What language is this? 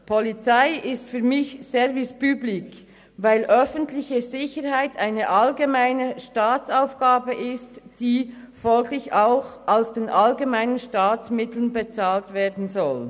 Swiss German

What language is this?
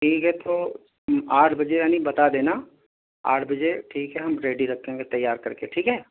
Urdu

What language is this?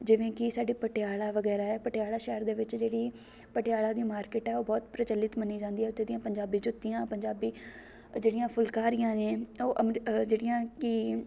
Punjabi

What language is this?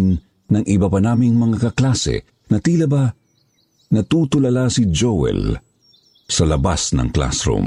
Filipino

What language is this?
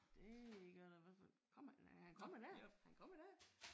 Danish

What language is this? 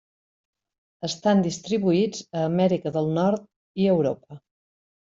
Catalan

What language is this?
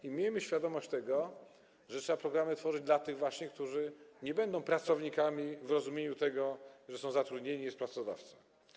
Polish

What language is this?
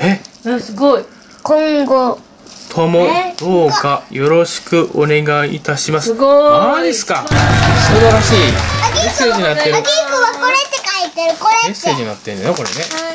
Japanese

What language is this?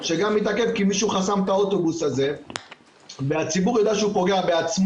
Hebrew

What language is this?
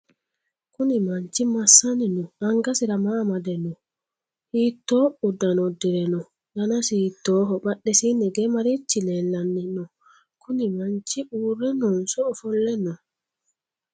Sidamo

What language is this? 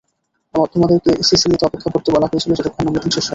Bangla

